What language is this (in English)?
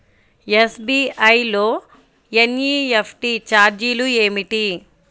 Telugu